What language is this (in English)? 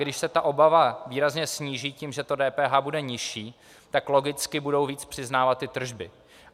Czech